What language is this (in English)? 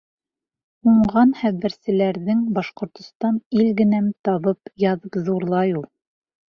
Bashkir